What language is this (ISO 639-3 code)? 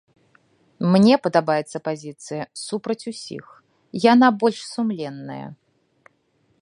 bel